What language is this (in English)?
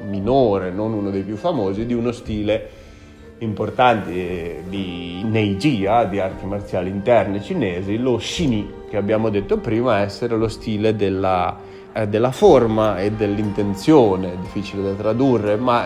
Italian